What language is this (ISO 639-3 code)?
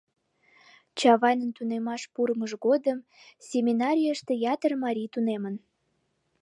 chm